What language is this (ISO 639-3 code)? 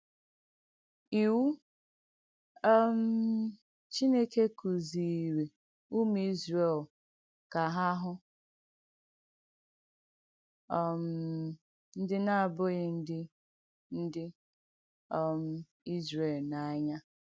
ibo